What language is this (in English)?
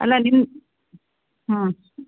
Kannada